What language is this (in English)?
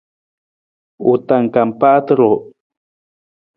Nawdm